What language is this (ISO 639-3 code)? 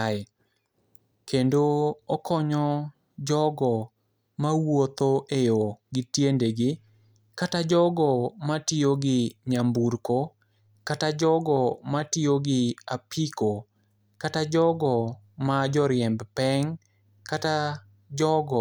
luo